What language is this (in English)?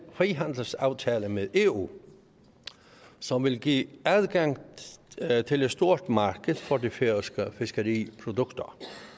Danish